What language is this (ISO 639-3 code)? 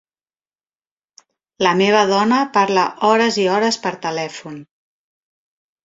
cat